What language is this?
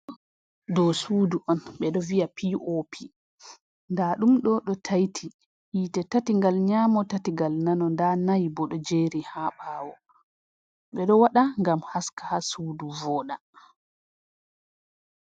Fula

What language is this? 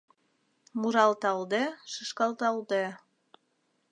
Mari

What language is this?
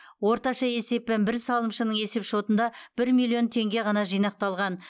Kazakh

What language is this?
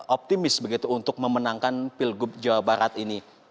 Indonesian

